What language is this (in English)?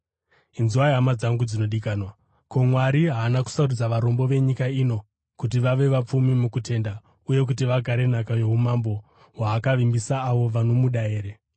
Shona